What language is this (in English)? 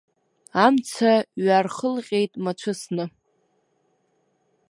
Abkhazian